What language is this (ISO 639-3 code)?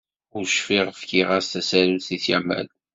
kab